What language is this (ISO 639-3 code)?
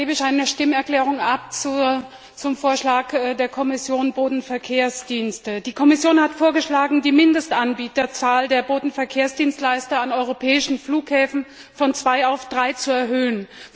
deu